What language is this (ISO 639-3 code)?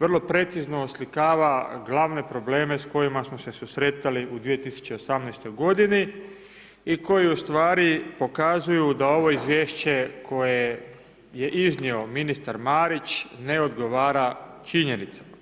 hrv